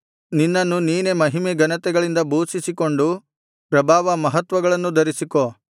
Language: Kannada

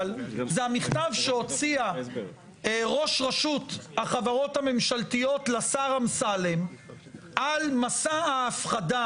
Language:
Hebrew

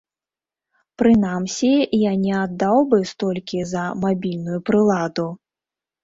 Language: Belarusian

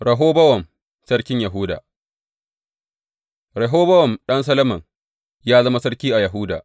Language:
Hausa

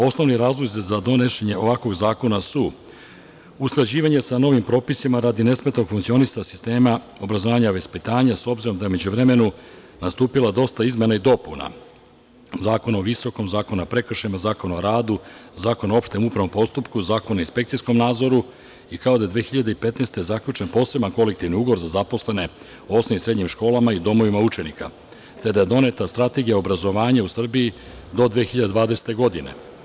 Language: Serbian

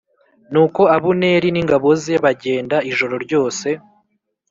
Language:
Kinyarwanda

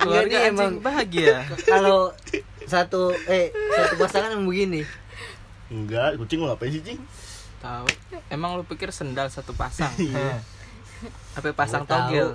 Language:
Indonesian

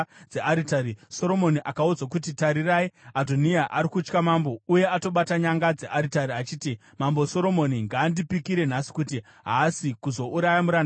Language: Shona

